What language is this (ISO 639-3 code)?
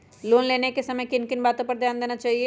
mag